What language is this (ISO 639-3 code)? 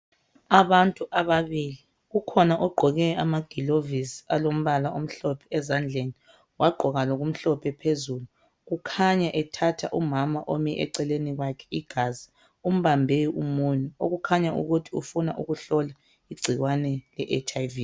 nde